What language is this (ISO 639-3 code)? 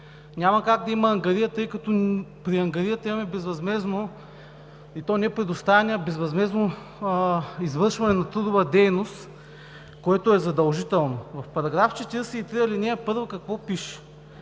bul